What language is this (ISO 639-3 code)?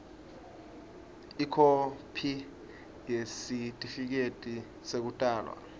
ssw